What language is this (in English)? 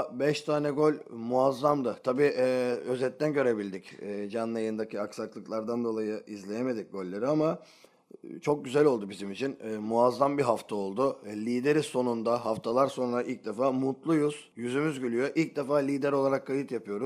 Turkish